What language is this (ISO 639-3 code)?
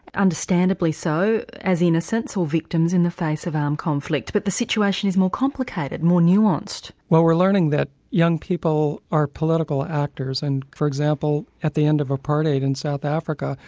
eng